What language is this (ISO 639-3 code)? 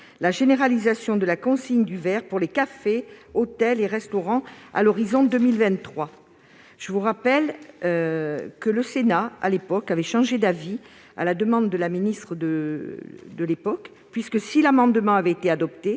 fra